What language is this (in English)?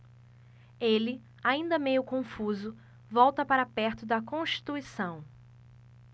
Portuguese